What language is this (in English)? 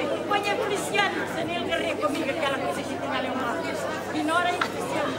Portuguese